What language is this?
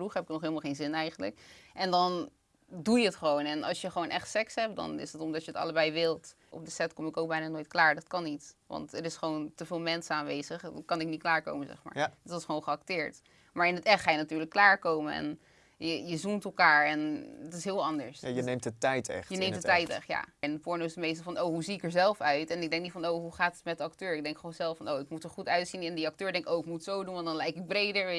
Dutch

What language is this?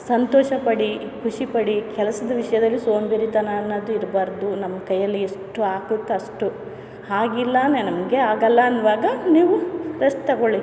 Kannada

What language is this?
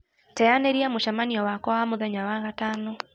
Kikuyu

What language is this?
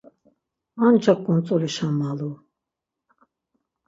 Laz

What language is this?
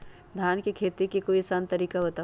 Magahi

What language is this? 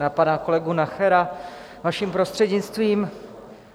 Czech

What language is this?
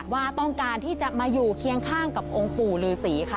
Thai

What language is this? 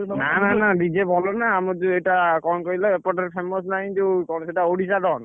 Odia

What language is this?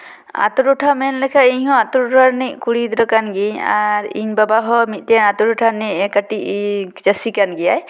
Santali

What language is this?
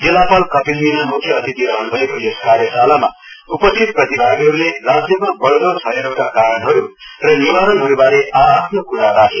Nepali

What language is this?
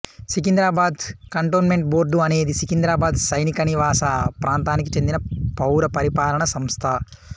Telugu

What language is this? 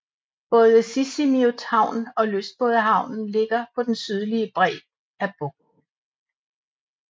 Danish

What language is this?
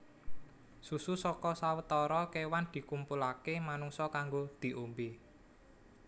Javanese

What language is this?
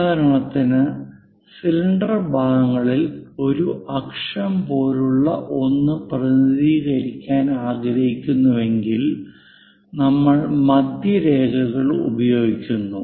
Malayalam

